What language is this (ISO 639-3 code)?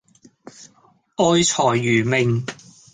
yue